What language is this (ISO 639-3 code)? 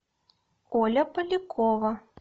rus